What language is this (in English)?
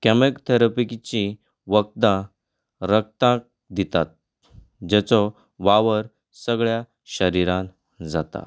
Konkani